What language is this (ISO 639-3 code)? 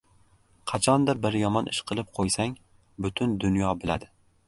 uzb